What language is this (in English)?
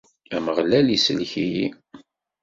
Kabyle